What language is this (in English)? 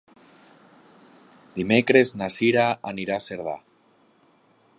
Catalan